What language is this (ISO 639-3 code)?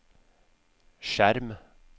nor